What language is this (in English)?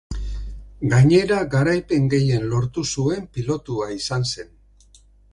Basque